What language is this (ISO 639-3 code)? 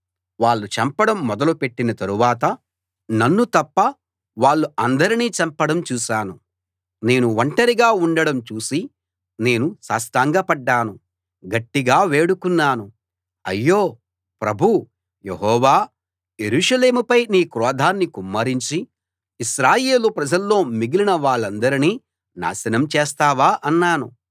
tel